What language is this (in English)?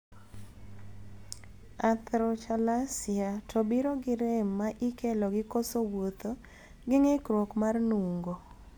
Luo (Kenya and Tanzania)